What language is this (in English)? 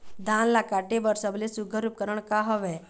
Chhattisgarhi